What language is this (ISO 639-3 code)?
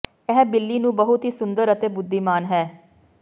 pan